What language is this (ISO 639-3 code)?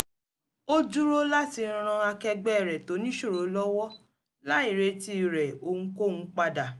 yor